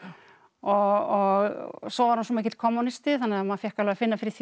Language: Icelandic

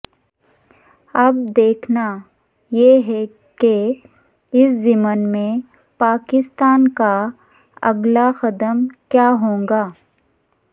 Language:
Urdu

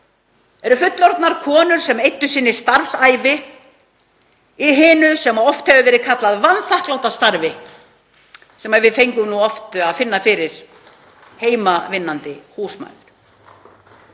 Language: Icelandic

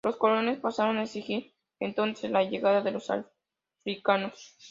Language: Spanish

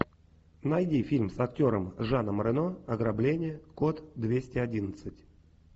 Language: Russian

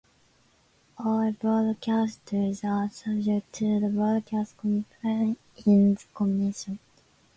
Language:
English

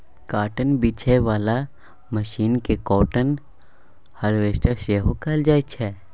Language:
Maithili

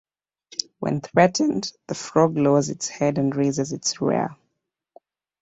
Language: English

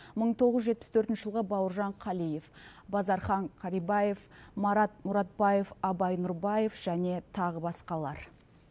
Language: Kazakh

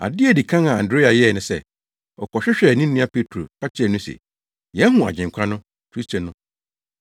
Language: Akan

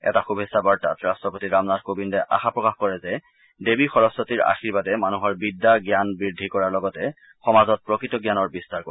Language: Assamese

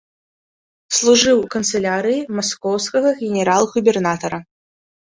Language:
Belarusian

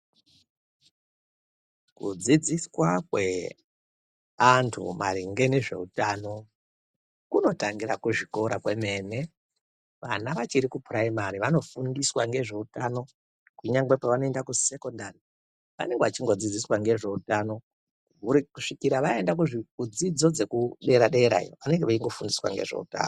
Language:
Ndau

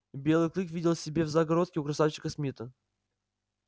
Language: Russian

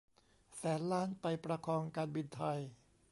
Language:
Thai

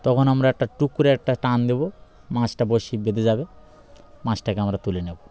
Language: Bangla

